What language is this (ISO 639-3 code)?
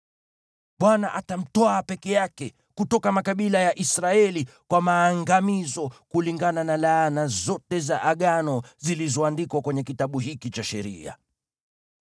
swa